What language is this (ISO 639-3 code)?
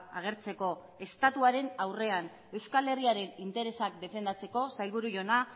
eus